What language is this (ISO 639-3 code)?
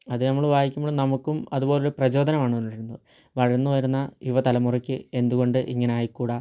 mal